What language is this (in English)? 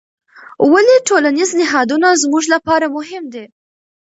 Pashto